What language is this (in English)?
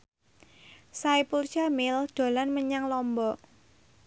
Javanese